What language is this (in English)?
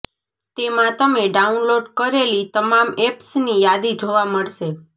Gujarati